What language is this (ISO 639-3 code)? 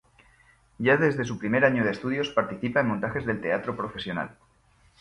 spa